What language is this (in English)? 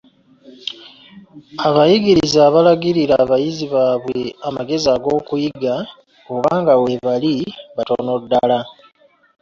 Ganda